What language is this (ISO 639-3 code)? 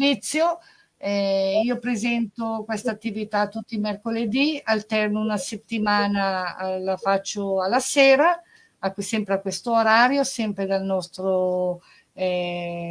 ita